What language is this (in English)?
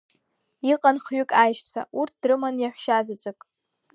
Abkhazian